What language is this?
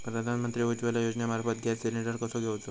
Marathi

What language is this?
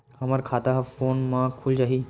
Chhattisgarhi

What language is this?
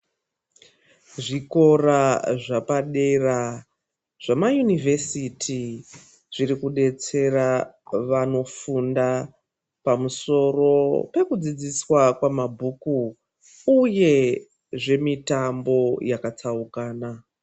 Ndau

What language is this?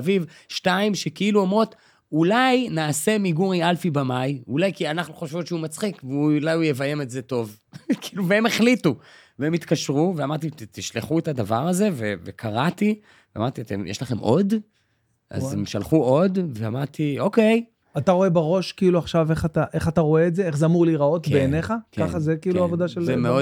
Hebrew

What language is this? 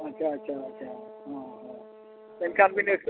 Santali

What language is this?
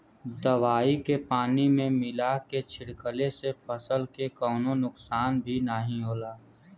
Bhojpuri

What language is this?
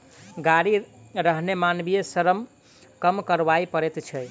Maithili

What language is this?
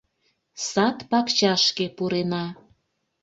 Mari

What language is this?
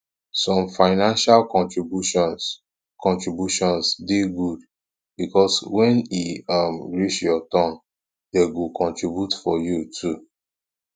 Nigerian Pidgin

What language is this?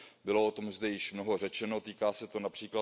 Czech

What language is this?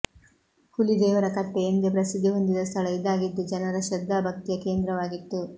Kannada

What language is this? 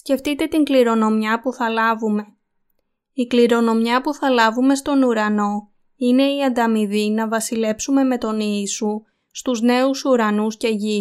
Greek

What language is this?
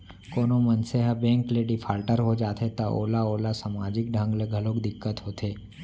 Chhattisgarhi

